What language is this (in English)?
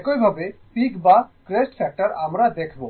Bangla